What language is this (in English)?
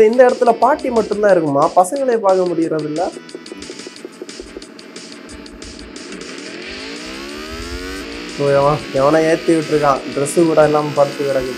Arabic